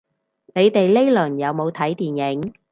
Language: Cantonese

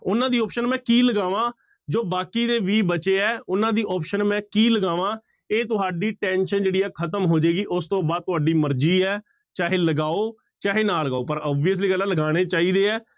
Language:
Punjabi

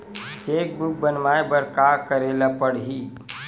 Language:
Chhattisgarhi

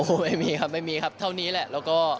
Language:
Thai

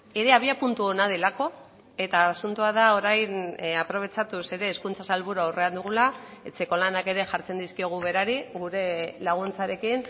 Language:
Basque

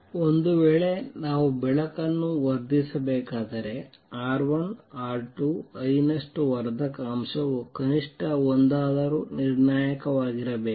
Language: Kannada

